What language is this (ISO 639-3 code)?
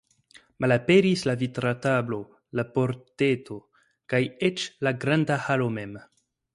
epo